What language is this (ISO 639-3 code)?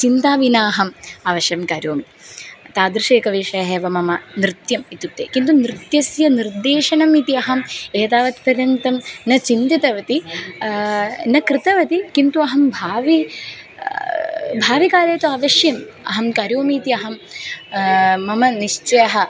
san